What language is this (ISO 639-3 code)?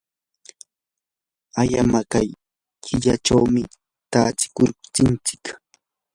qur